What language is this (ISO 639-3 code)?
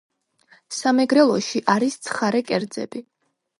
kat